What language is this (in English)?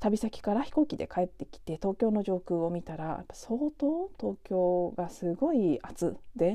Japanese